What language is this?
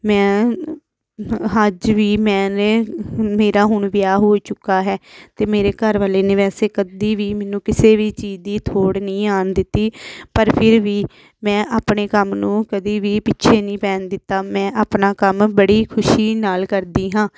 Punjabi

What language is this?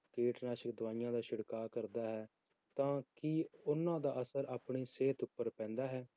Punjabi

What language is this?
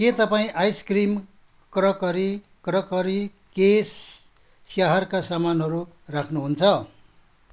Nepali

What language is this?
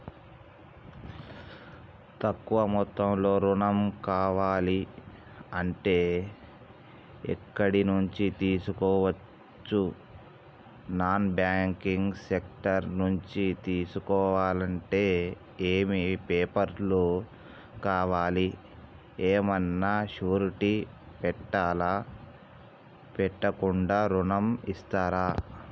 Telugu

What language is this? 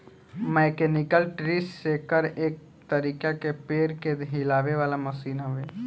Bhojpuri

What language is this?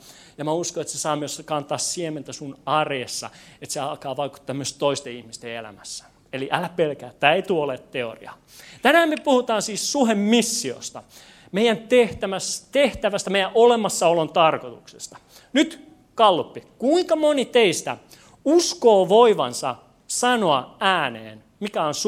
Finnish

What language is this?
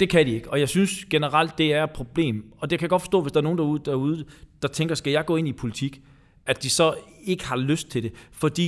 Danish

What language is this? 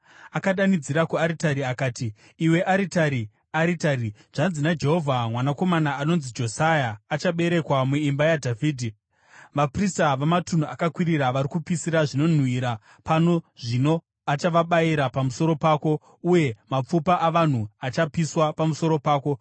Shona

